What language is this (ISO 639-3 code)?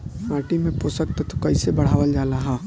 bho